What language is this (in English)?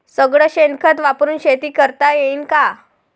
Marathi